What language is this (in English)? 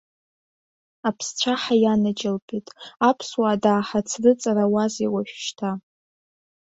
Abkhazian